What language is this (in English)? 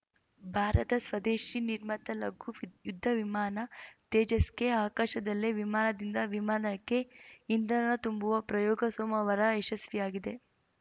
Kannada